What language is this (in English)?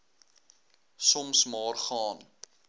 Afrikaans